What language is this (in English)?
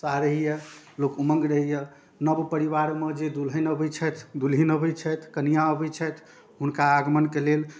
Maithili